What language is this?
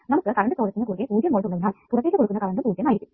Malayalam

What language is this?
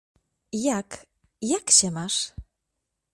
Polish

